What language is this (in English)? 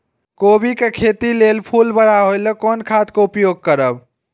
Maithili